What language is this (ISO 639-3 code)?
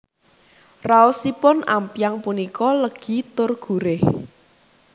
jav